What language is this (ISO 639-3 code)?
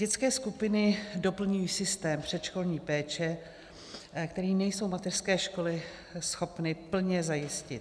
ces